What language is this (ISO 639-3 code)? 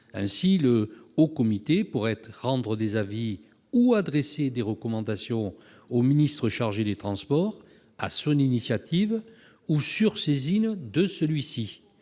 fra